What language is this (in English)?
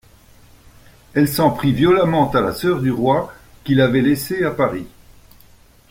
French